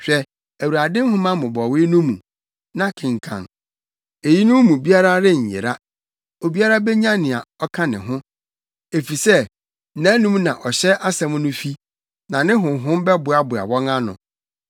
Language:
Akan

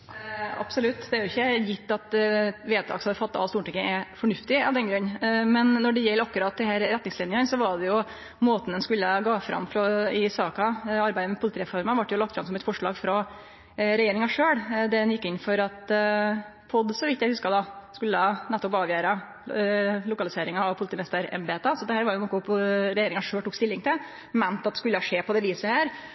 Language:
Norwegian Nynorsk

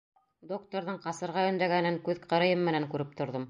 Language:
Bashkir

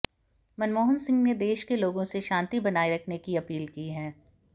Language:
Hindi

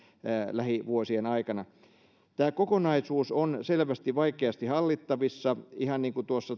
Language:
Finnish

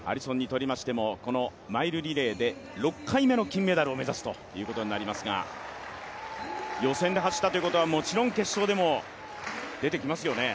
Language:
Japanese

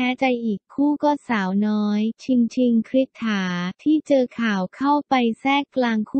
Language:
Thai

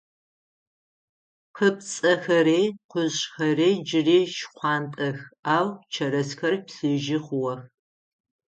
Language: Adyghe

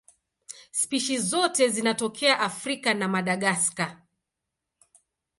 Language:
Swahili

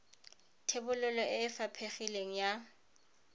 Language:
Tswana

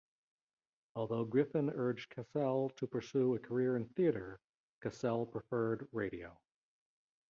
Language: English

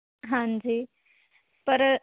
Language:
Punjabi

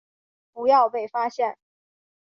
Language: Chinese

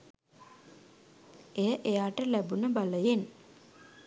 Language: Sinhala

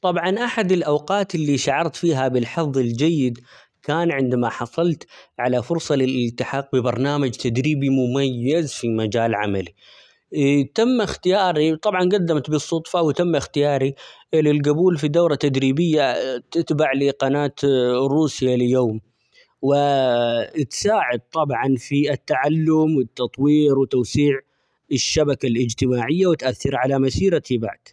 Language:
Omani Arabic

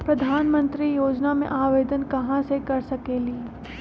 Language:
Magahi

